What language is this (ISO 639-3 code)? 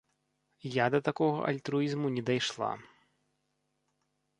bel